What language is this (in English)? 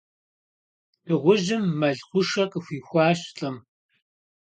Kabardian